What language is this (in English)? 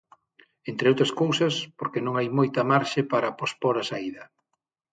Galician